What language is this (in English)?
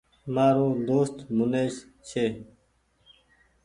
Goaria